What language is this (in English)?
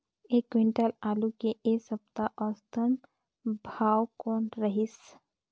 Chhattisgarhi